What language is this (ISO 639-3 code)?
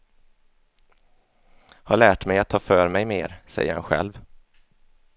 swe